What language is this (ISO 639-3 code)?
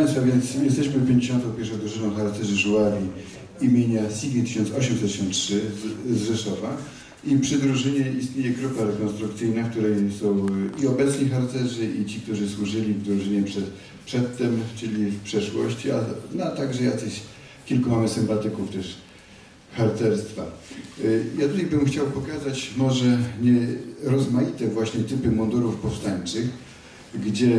pol